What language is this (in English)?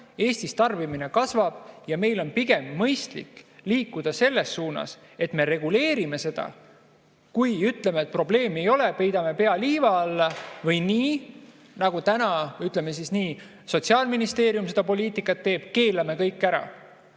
Estonian